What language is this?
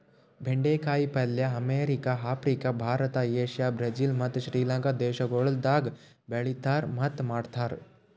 Kannada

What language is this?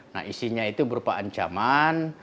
Indonesian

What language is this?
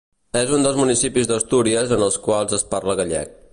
Catalan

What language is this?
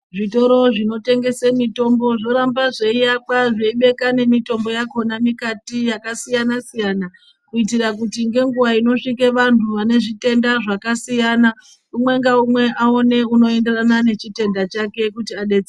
Ndau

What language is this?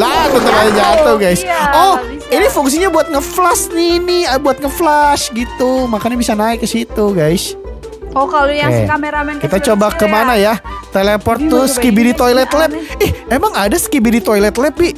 Indonesian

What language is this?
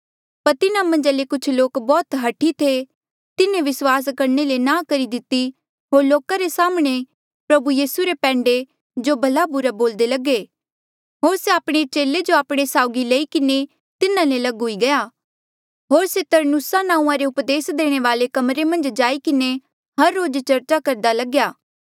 Mandeali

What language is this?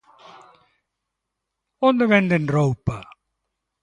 Galician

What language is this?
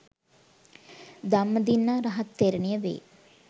Sinhala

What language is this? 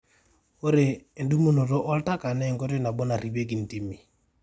Masai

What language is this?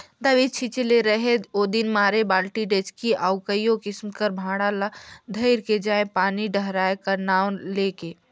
Chhattisgarhi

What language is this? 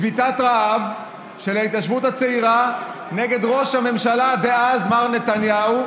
Hebrew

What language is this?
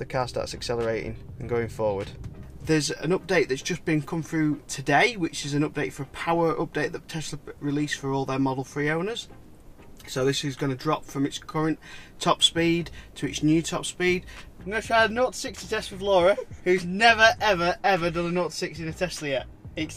English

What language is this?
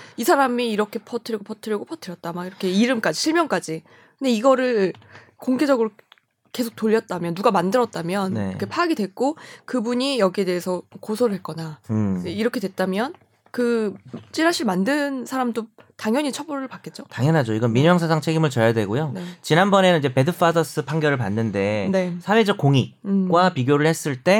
Korean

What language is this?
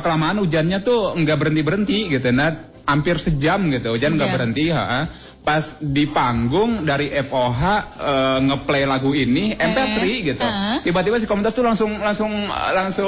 Indonesian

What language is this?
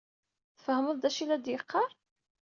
Kabyle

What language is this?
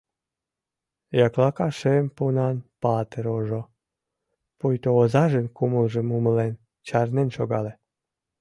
Mari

